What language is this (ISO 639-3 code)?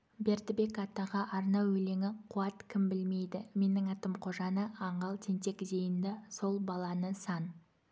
kaz